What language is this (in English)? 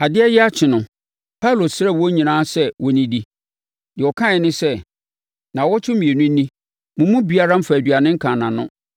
Akan